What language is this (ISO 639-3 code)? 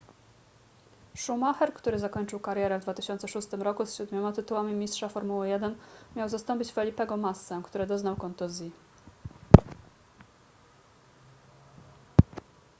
pol